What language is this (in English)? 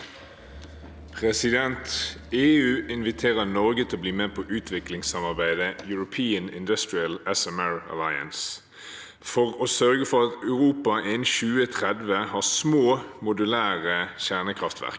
Norwegian